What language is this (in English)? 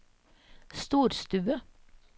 Norwegian